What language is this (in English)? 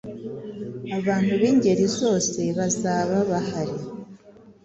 Kinyarwanda